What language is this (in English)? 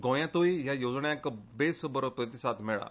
Konkani